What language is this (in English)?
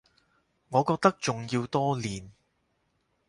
Cantonese